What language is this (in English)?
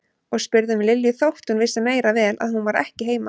Icelandic